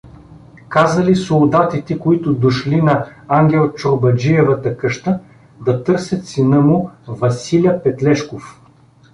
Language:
Bulgarian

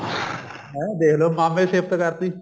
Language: Punjabi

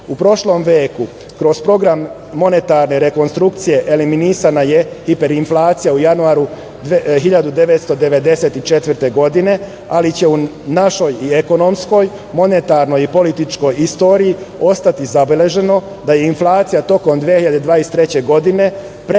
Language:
Serbian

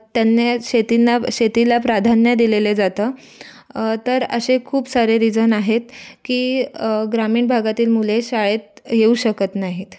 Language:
Marathi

